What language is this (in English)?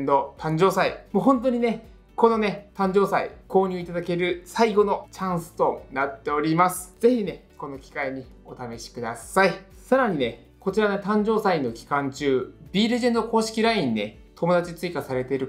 Japanese